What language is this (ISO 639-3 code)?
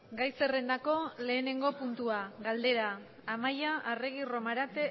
eus